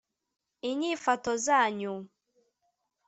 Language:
Kinyarwanda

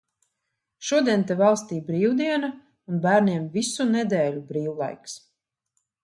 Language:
Latvian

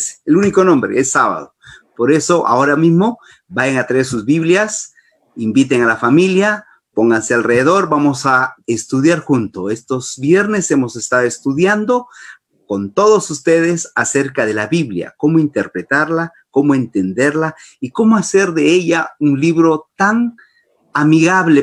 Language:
Spanish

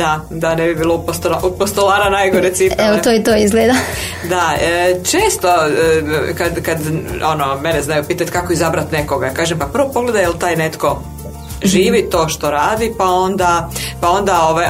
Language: Croatian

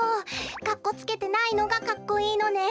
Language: Japanese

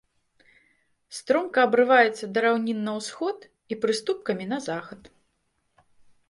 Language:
Belarusian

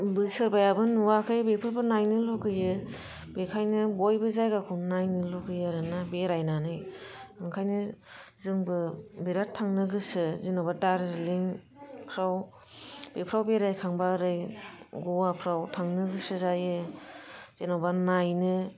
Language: Bodo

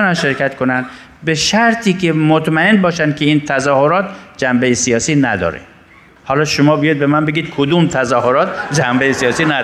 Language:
Persian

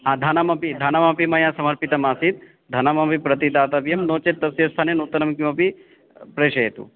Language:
Sanskrit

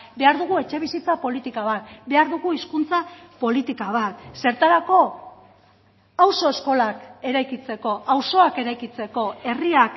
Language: Basque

